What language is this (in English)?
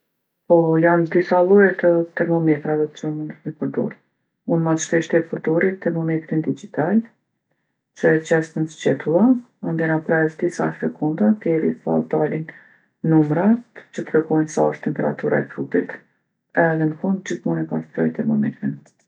Gheg Albanian